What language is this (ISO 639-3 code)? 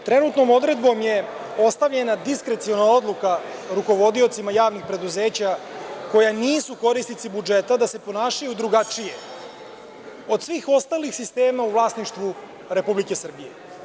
srp